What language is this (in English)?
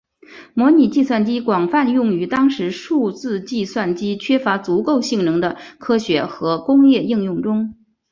Chinese